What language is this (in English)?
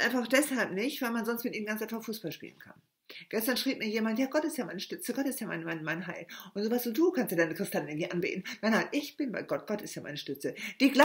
German